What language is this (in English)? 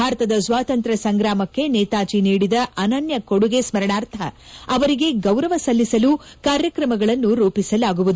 Kannada